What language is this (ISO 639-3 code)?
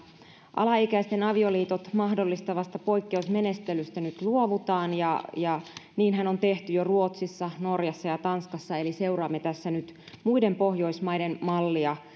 fin